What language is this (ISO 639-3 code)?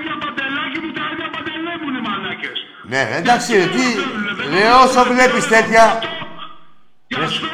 ell